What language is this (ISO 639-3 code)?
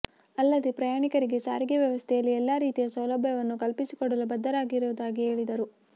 kan